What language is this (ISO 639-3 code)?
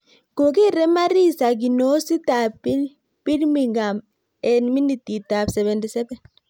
kln